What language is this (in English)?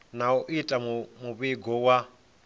Venda